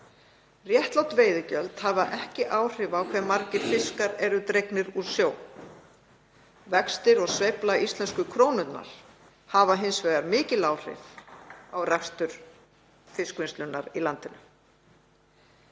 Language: Icelandic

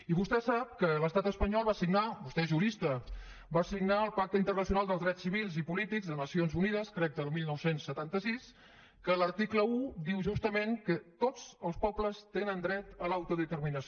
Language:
Catalan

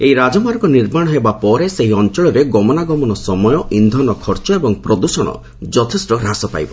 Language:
Odia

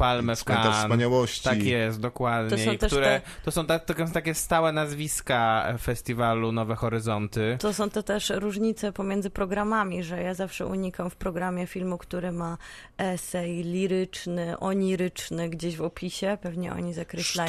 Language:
Polish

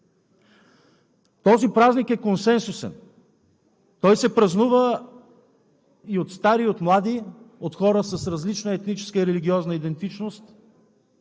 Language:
Bulgarian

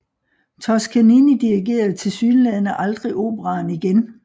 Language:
Danish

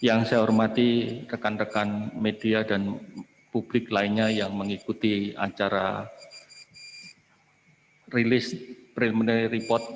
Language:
Indonesian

